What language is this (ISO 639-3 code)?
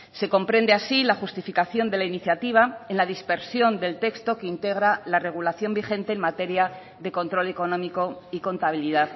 spa